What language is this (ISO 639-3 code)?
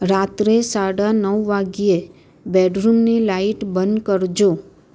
guj